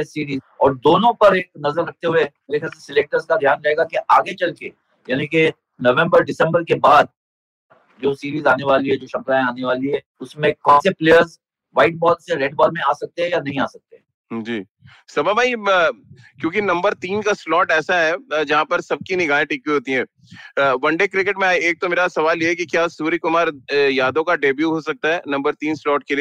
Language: Hindi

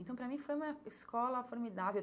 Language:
Portuguese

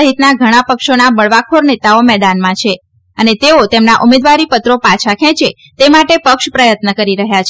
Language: Gujarati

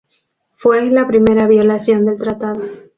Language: Spanish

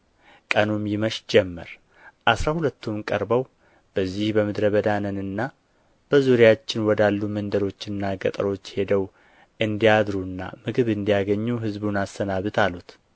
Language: Amharic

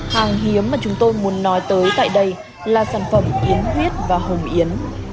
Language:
Vietnamese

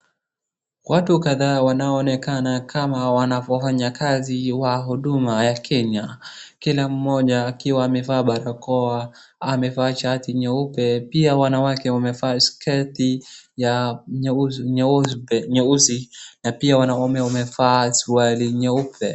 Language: Swahili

